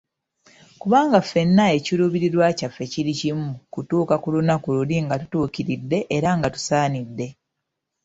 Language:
Ganda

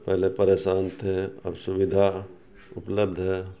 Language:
Urdu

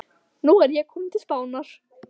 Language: Icelandic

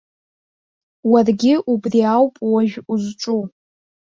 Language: Abkhazian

